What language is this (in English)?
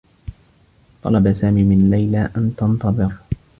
Arabic